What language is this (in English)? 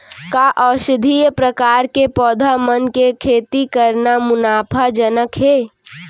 Chhattisgarhi